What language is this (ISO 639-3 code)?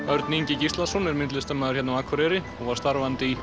isl